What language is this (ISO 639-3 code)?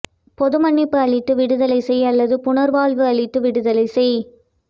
tam